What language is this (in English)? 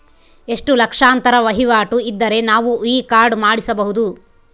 Kannada